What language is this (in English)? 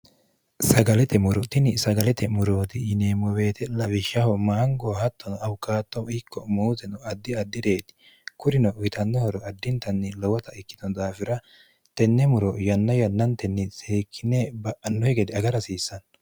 Sidamo